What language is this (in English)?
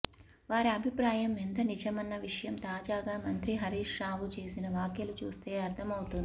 Telugu